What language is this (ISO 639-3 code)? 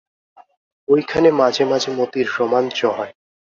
ben